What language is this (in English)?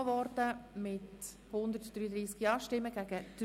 Swiss German